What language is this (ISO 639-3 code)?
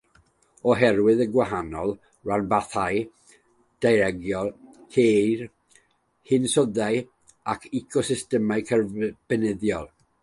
cym